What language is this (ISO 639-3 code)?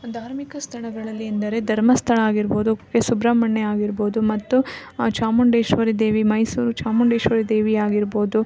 kan